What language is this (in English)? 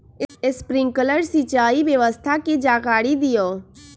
Magahi